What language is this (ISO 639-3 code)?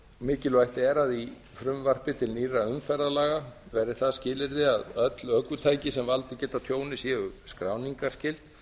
isl